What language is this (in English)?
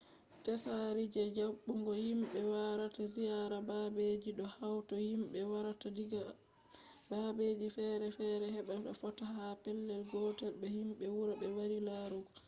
Fula